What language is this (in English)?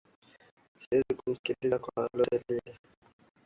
Swahili